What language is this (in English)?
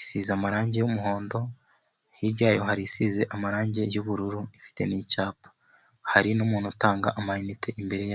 Kinyarwanda